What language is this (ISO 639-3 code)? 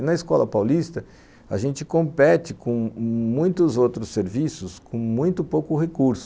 por